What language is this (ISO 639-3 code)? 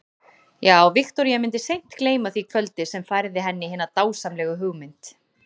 isl